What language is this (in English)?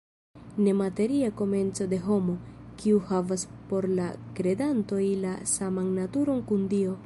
Esperanto